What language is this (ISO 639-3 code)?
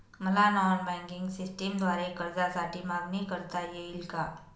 mar